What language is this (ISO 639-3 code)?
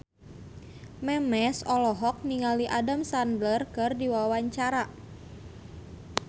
sun